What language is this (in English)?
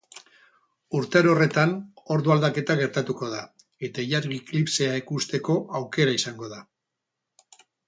Basque